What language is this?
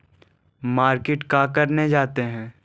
Magahi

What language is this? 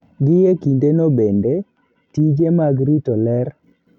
Luo (Kenya and Tanzania)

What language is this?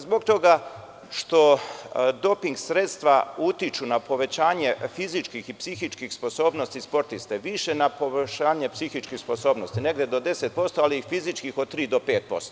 Serbian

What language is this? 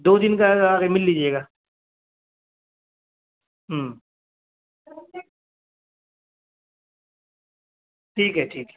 Urdu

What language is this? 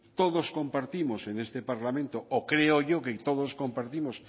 Spanish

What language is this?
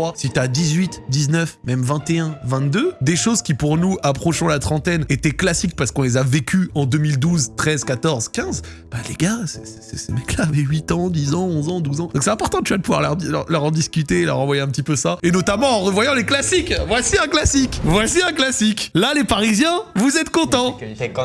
French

